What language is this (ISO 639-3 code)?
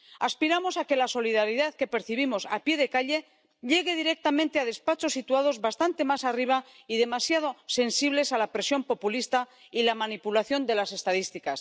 spa